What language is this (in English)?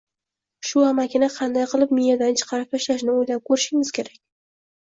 Uzbek